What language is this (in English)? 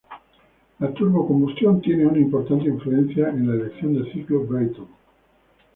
Spanish